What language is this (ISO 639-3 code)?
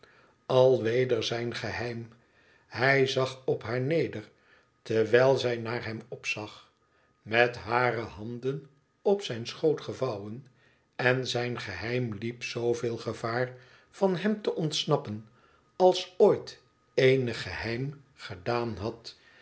nld